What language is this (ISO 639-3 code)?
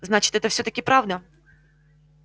rus